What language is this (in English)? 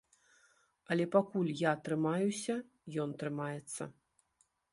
Belarusian